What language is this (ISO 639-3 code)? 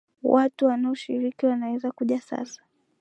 swa